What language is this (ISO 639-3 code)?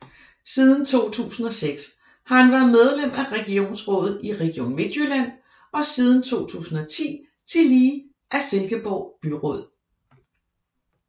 dan